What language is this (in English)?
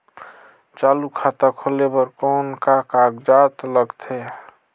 Chhattisgarhi